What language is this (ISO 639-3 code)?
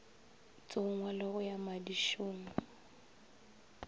nso